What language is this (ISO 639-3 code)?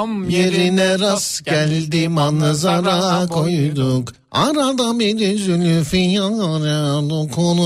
tur